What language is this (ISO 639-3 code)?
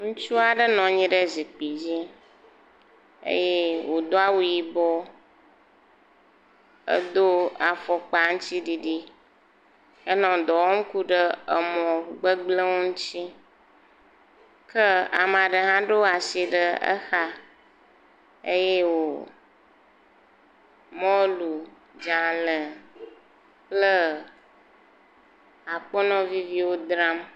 ewe